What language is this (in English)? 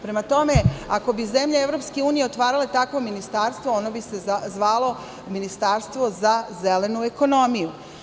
Serbian